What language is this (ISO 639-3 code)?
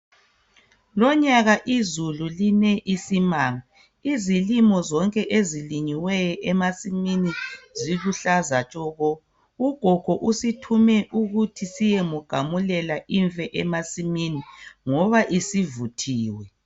nde